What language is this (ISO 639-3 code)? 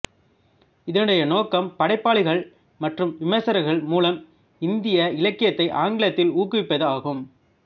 tam